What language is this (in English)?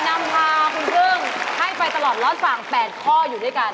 Thai